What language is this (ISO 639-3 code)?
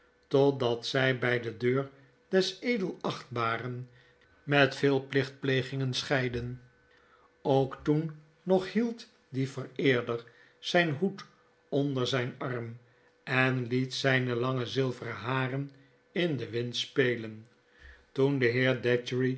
nld